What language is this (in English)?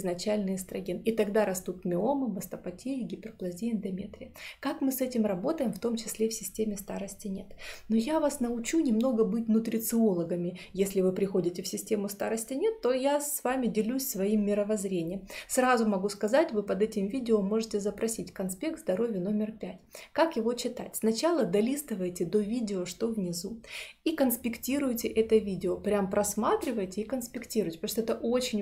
Russian